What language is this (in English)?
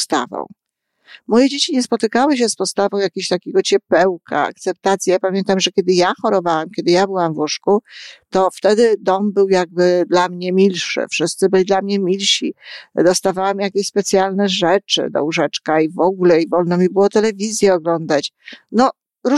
Polish